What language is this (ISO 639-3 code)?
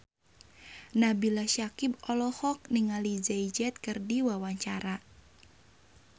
sun